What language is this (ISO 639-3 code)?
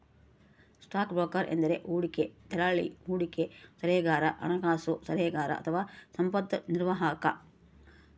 kan